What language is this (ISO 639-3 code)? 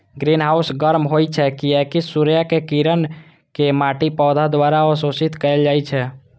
mai